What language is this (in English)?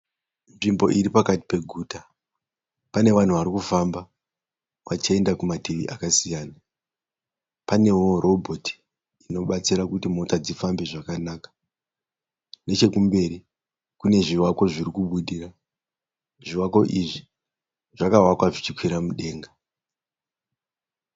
Shona